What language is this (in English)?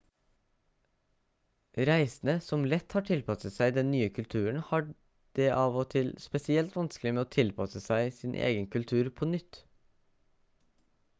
Norwegian Bokmål